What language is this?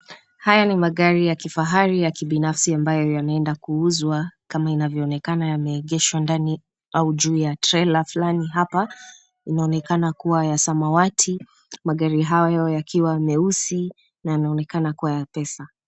Swahili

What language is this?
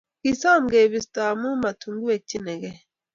Kalenjin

